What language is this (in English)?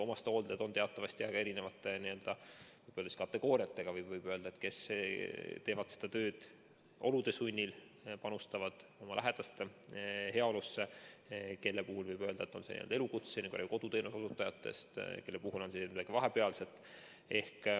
Estonian